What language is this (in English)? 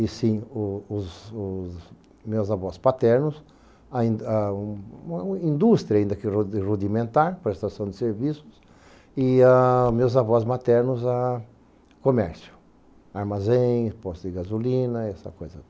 Portuguese